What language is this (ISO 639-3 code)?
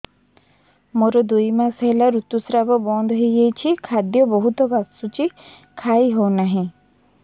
ori